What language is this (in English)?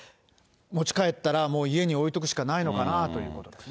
Japanese